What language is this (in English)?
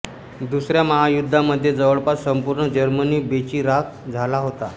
Marathi